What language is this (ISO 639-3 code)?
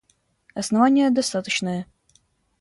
rus